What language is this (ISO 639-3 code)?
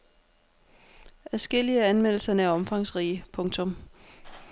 dan